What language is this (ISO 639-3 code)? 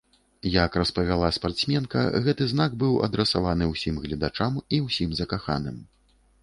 bel